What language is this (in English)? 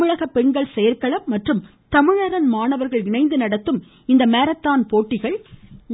Tamil